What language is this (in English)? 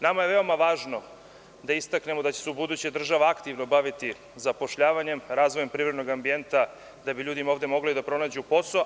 Serbian